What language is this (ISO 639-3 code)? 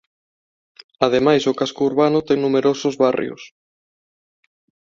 glg